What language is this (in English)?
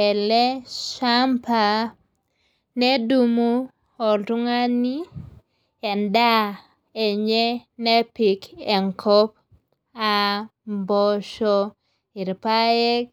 Masai